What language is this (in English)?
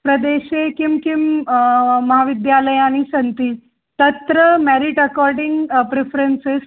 Sanskrit